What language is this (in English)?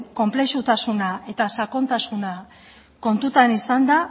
Basque